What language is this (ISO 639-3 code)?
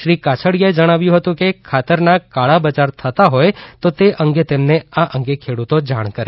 guj